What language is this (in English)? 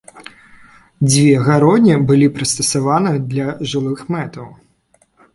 Belarusian